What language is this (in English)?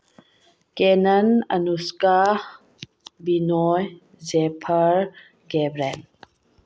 Manipuri